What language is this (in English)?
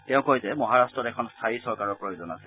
Assamese